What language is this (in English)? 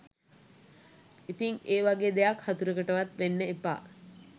Sinhala